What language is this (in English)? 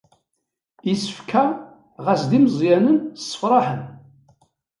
Kabyle